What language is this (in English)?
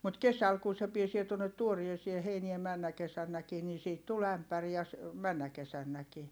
Finnish